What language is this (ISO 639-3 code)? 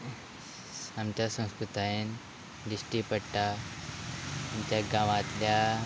kok